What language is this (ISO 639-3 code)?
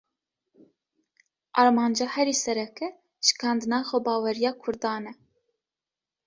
kur